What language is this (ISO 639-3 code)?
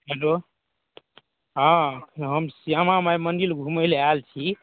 mai